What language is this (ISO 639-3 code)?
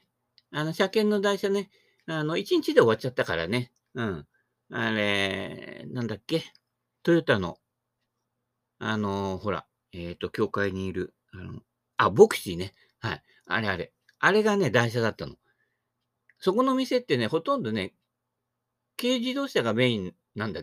jpn